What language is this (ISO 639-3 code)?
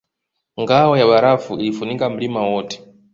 swa